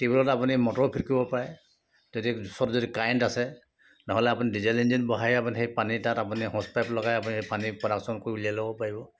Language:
Assamese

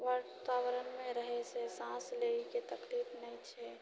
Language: Maithili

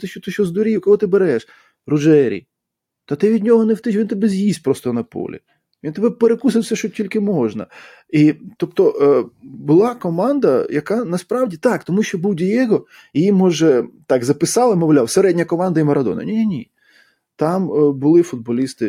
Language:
Ukrainian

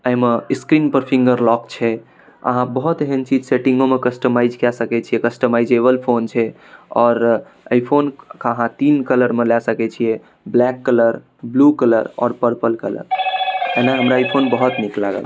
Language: Maithili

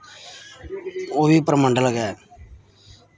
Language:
Dogri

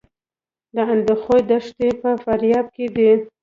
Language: Pashto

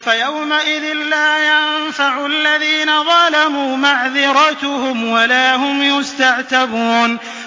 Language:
Arabic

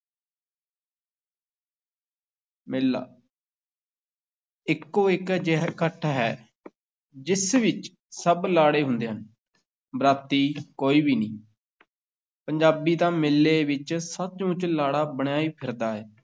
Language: Punjabi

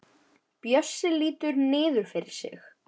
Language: Icelandic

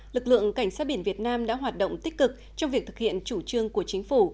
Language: Vietnamese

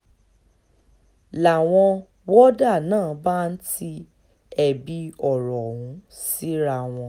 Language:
Yoruba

